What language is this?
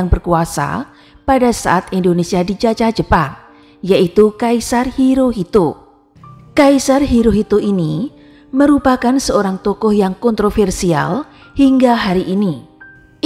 Indonesian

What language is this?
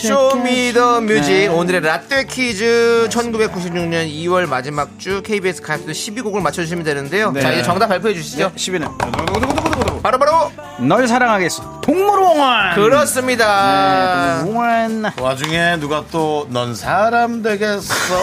Korean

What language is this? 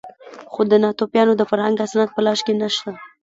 Pashto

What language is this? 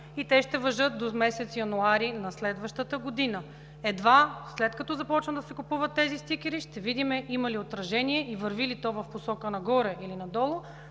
Bulgarian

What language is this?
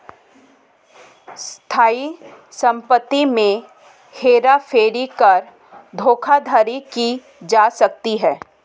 Hindi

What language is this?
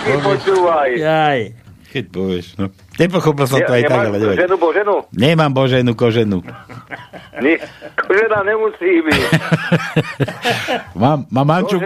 Slovak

